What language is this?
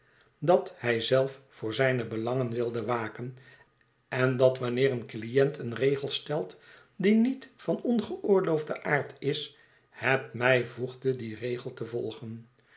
Dutch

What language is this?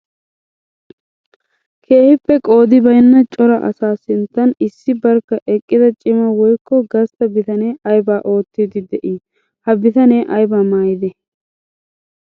Wolaytta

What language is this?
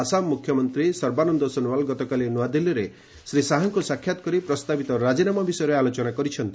Odia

